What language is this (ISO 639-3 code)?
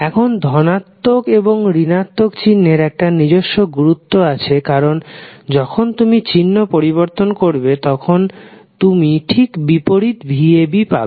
ben